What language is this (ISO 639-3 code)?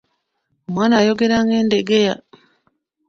lug